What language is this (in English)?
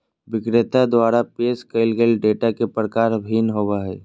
Magahi